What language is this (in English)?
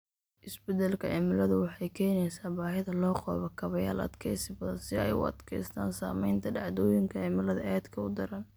Somali